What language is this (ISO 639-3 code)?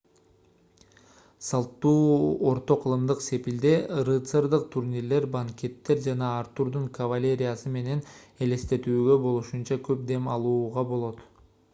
kir